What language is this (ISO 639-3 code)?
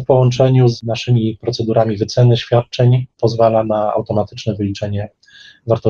pol